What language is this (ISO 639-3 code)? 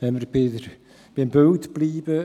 gsw